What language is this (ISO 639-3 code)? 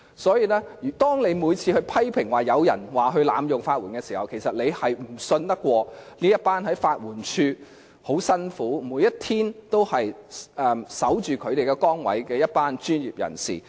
yue